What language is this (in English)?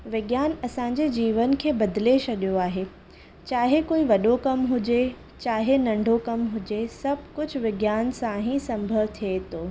Sindhi